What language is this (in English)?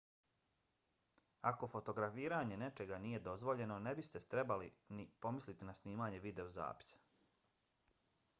Bosnian